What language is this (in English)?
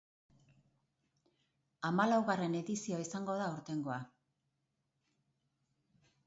Basque